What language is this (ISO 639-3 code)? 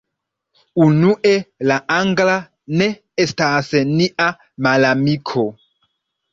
epo